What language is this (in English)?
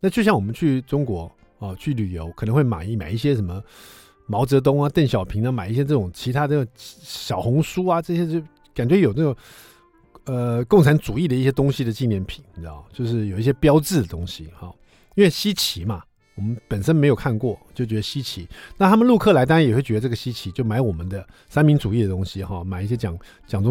Chinese